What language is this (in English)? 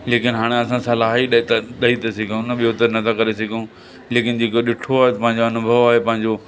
Sindhi